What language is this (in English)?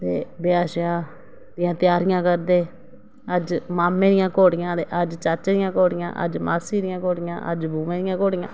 Dogri